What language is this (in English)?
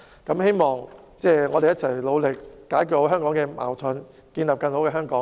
Cantonese